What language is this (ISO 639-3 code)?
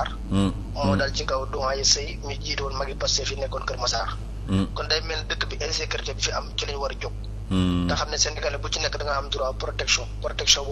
ara